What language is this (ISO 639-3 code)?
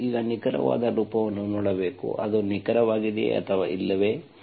kan